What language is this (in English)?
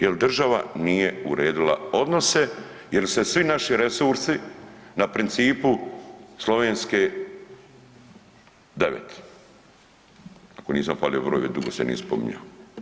Croatian